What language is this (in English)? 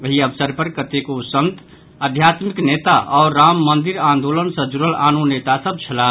Maithili